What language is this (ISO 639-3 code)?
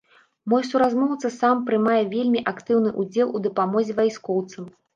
bel